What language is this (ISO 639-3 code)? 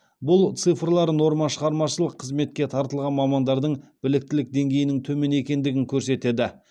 kaz